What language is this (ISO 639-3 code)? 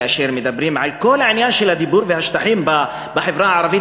heb